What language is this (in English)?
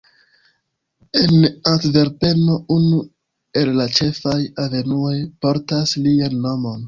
Esperanto